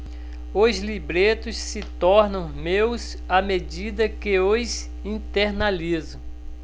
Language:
Portuguese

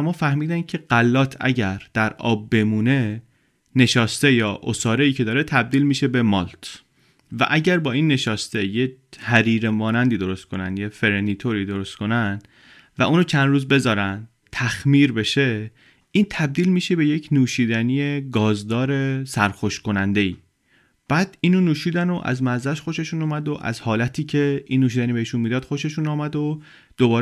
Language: Persian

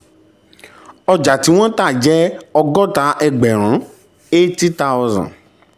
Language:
Yoruba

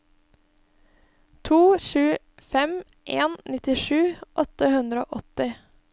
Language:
Norwegian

